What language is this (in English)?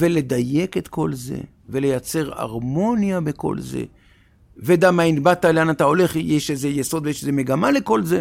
Hebrew